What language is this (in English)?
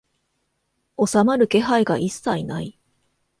Japanese